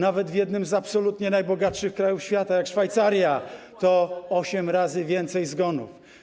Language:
Polish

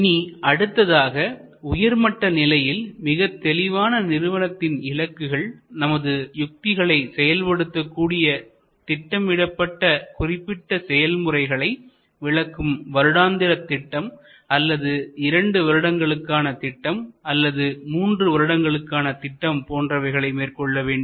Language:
Tamil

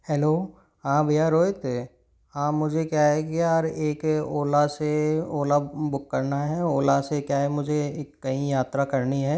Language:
Hindi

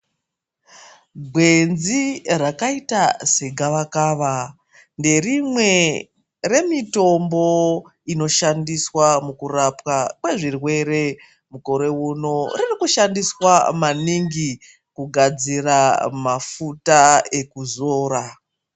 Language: Ndau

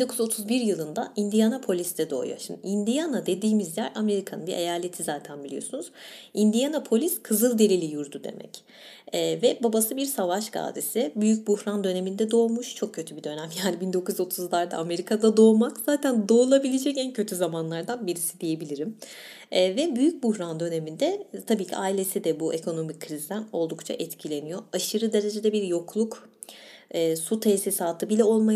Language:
Turkish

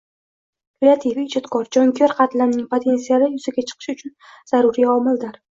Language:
Uzbek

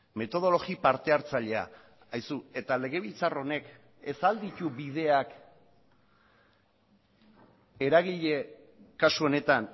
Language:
Basque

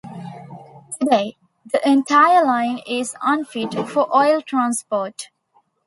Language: English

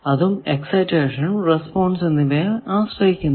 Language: Malayalam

